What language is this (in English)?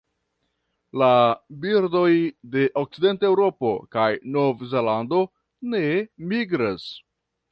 Esperanto